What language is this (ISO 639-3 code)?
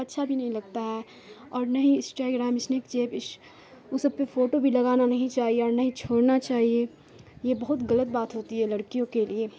urd